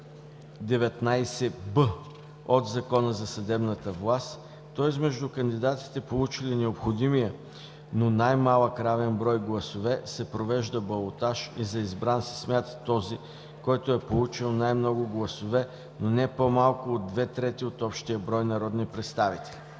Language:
Bulgarian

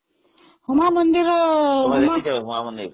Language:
Odia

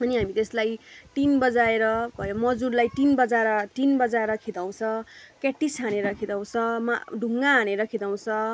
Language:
Nepali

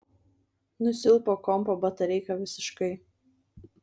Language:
Lithuanian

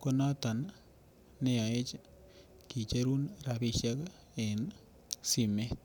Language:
Kalenjin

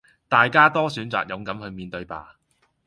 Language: Cantonese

